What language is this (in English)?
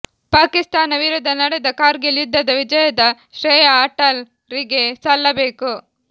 Kannada